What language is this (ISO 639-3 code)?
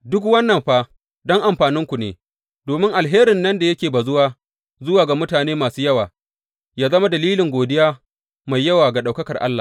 hau